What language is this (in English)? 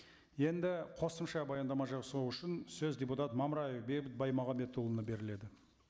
Kazakh